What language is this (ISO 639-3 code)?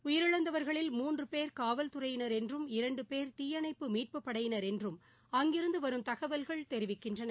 tam